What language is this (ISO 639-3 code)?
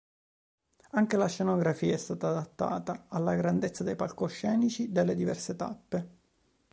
ita